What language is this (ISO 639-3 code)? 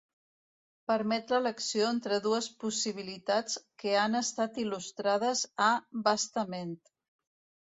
cat